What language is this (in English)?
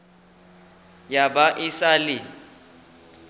Northern Sotho